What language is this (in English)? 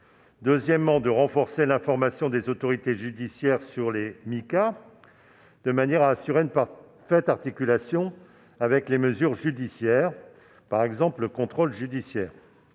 French